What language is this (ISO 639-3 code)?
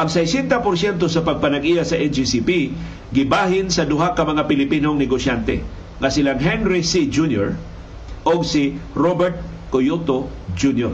fil